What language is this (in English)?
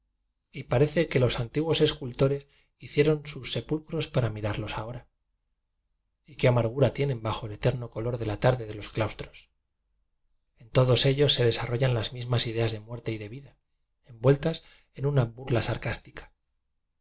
Spanish